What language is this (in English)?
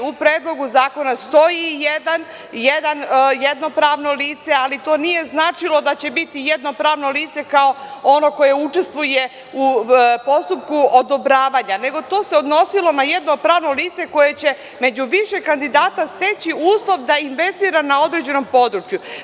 Serbian